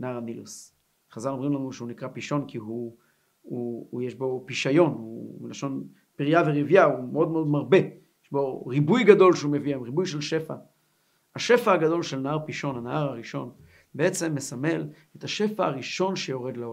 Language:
Hebrew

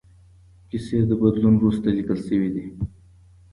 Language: Pashto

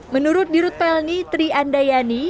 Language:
Indonesian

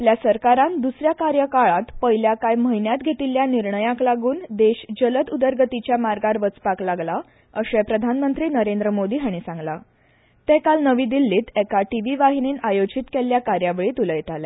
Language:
Konkani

